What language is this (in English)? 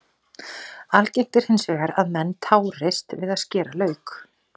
Icelandic